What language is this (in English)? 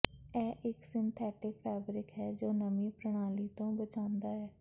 Punjabi